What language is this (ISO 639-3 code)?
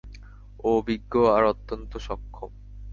ben